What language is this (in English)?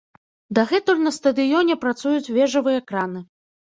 Belarusian